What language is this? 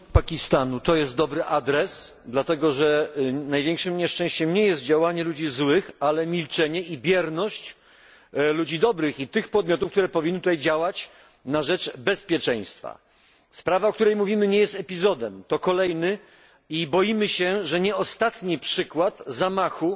Polish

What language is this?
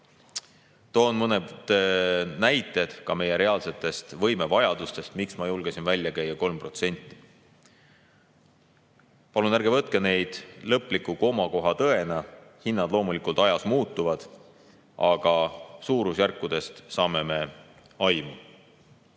Estonian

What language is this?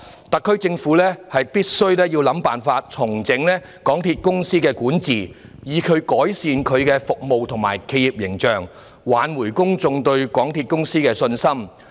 Cantonese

